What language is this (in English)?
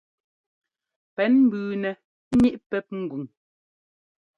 Ngomba